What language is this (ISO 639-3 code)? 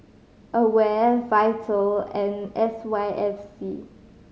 eng